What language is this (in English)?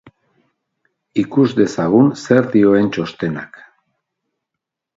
Basque